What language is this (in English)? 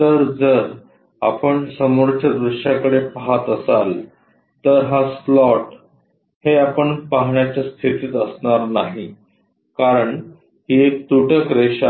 Marathi